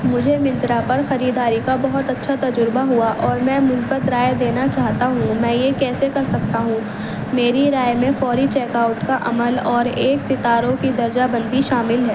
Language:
Urdu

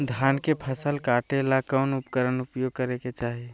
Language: Magahi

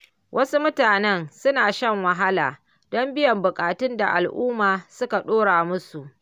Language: Hausa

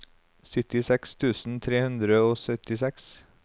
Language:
Norwegian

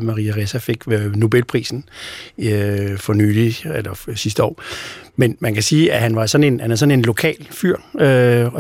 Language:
Danish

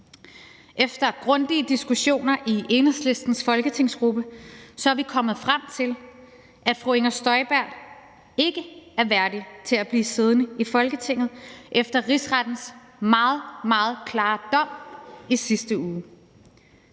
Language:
Danish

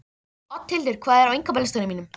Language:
Icelandic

